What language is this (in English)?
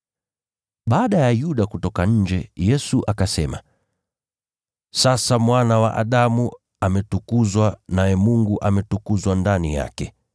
Swahili